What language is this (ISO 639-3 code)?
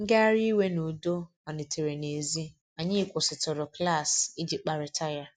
ibo